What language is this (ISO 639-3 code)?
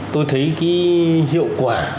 vie